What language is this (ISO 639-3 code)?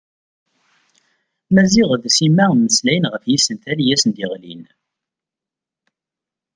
kab